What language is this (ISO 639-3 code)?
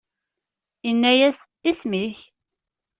kab